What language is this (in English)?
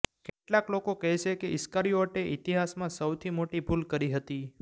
Gujarati